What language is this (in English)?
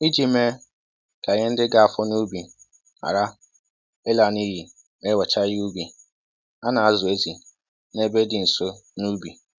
Igbo